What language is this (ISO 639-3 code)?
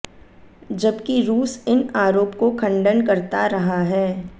hin